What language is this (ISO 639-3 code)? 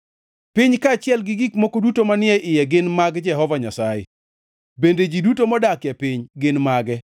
luo